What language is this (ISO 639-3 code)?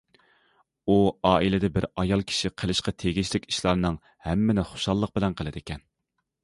uig